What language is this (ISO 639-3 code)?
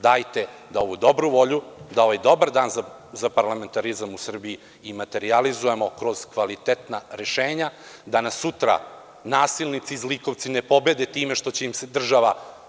srp